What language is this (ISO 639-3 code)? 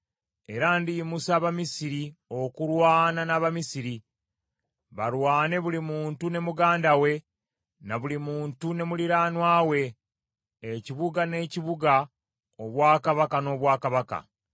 lug